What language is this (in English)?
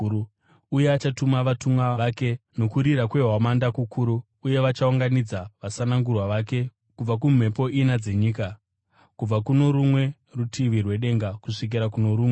Shona